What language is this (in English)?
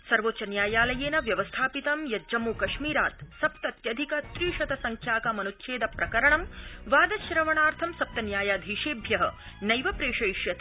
Sanskrit